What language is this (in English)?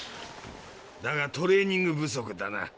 Japanese